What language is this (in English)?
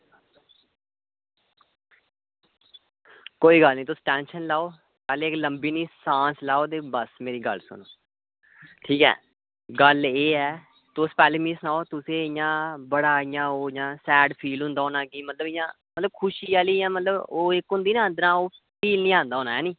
Dogri